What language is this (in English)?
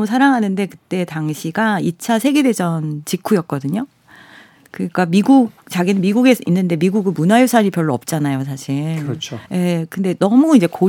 Korean